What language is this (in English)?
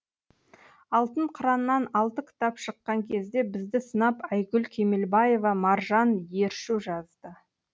Kazakh